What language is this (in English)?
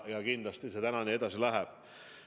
Estonian